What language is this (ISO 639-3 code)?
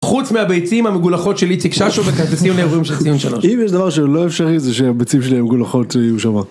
heb